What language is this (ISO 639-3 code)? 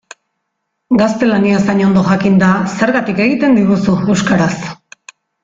eus